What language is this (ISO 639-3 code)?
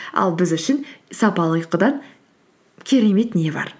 kaz